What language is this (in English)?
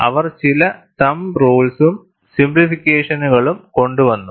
Malayalam